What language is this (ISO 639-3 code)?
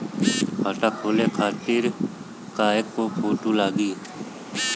bho